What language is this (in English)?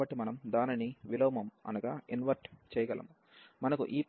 Telugu